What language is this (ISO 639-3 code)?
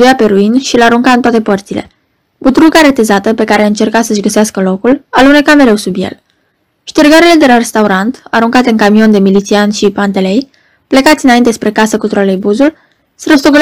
ron